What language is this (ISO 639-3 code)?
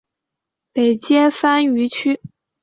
zho